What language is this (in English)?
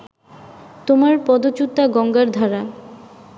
Bangla